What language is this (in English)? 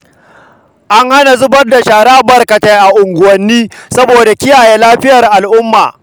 Hausa